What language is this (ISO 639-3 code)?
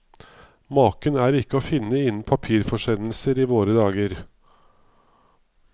nor